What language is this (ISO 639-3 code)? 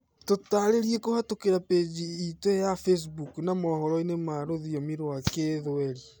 kik